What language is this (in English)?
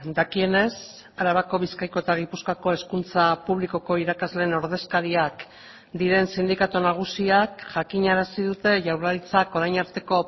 Basque